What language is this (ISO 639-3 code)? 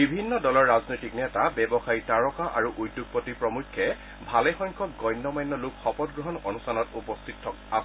asm